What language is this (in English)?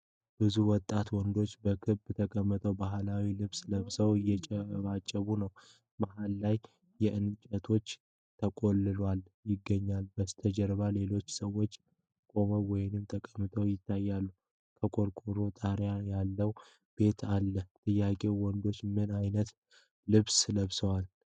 Amharic